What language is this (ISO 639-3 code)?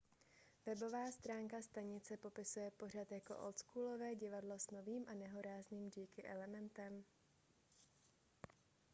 ces